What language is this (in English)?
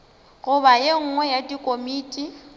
Northern Sotho